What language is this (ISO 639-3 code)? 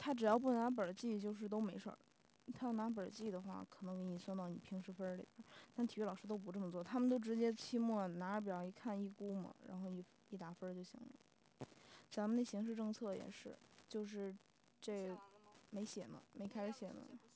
zho